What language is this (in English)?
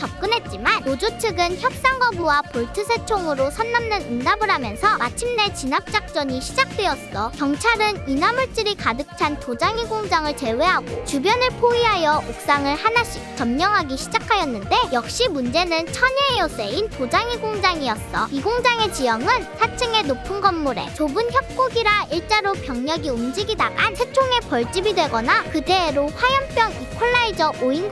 Korean